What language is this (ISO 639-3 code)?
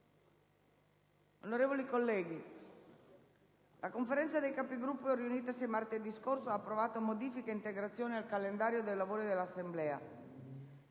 ita